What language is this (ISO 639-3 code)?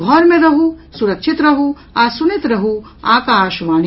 mai